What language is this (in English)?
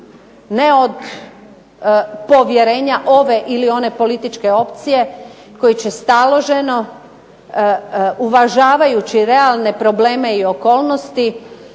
Croatian